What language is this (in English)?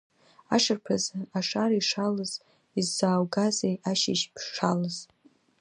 Abkhazian